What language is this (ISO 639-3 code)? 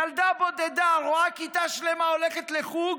heb